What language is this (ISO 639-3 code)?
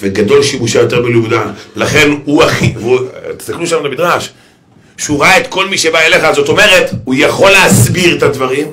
heb